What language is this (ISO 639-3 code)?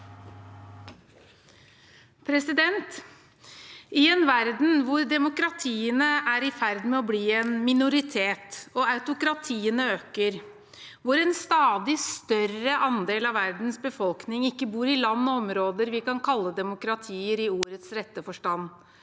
nor